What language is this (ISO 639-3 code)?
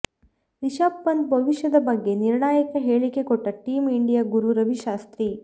kan